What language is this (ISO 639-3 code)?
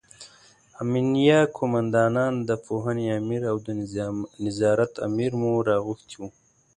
pus